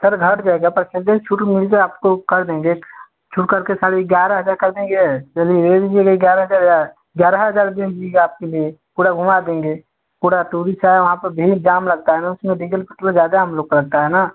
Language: Hindi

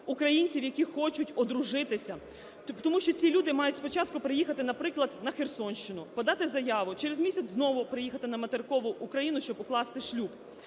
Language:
Ukrainian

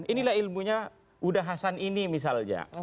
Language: Indonesian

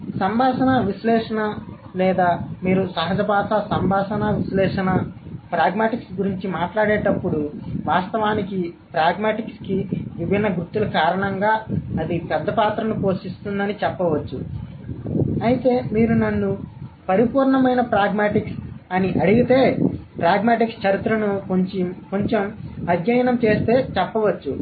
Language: Telugu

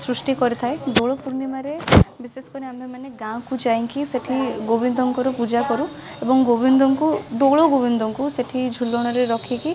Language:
Odia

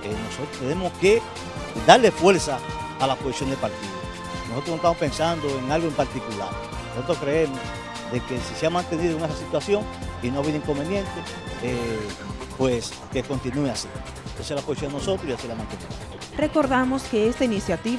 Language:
Spanish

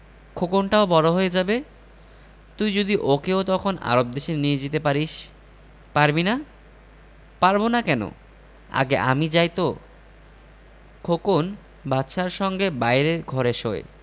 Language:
Bangla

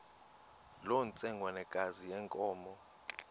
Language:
Xhosa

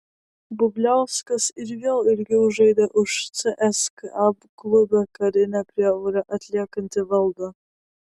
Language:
Lithuanian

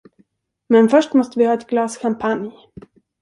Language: Swedish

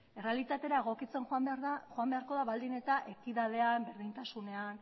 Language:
Basque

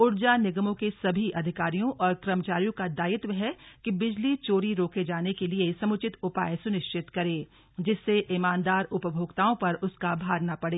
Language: Hindi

